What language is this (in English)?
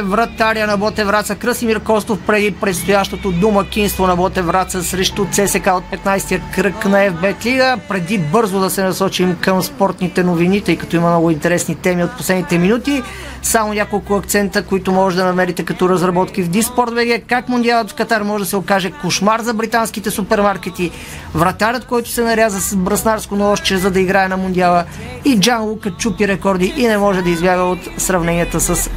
Bulgarian